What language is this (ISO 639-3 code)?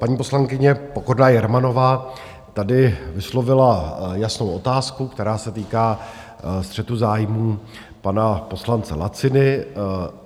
ces